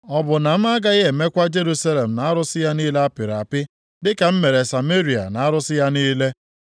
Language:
Igbo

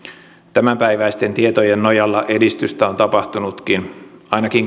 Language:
Finnish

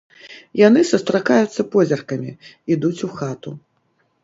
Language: Belarusian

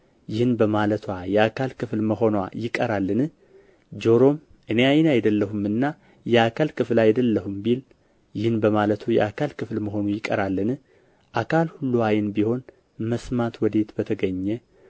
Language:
Amharic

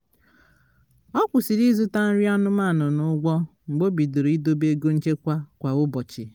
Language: Igbo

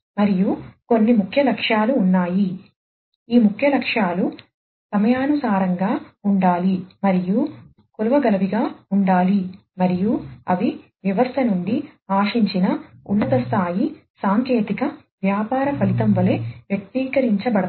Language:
Telugu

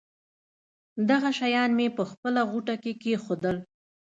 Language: Pashto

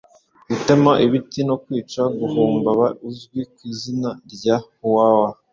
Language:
Kinyarwanda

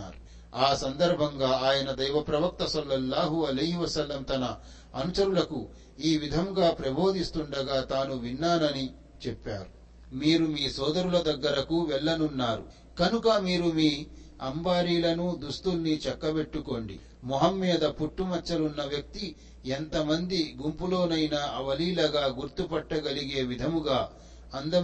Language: Telugu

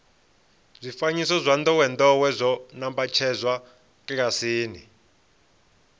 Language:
Venda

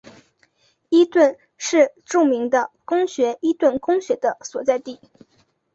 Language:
Chinese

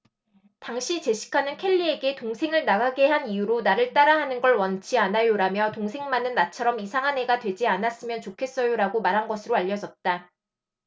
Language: Korean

